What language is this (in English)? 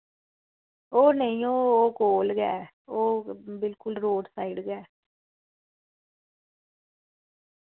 Dogri